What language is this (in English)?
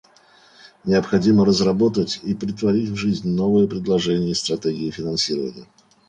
Russian